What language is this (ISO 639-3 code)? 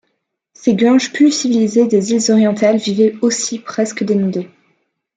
fra